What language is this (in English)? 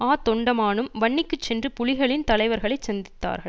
Tamil